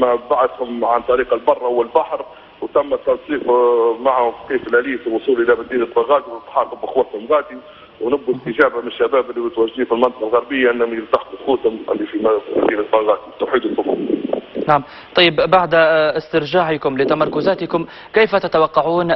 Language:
Arabic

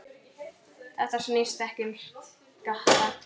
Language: Icelandic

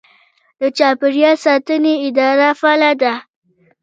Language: Pashto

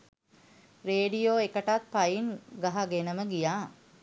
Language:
Sinhala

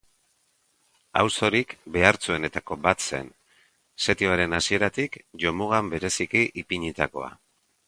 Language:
Basque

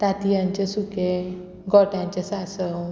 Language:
Konkani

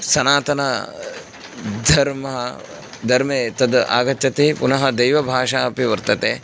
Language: Sanskrit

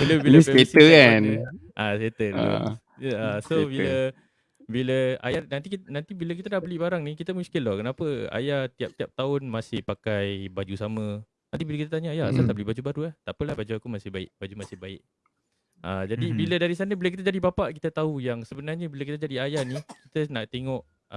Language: Malay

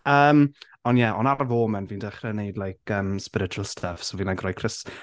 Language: Welsh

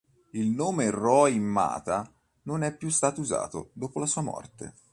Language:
Italian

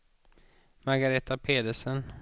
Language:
Swedish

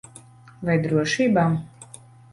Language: Latvian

